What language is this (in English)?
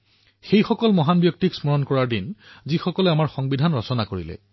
Assamese